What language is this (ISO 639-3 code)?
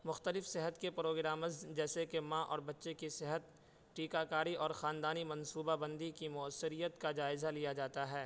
urd